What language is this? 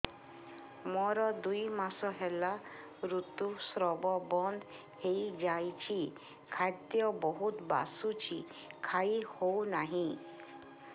Odia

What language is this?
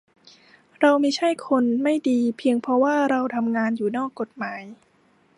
Thai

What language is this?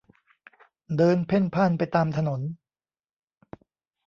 Thai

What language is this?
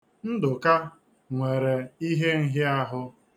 Igbo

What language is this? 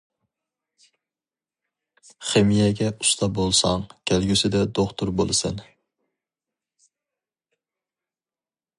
Uyghur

